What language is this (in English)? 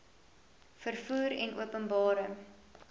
Afrikaans